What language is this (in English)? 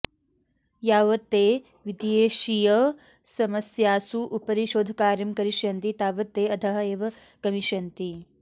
Sanskrit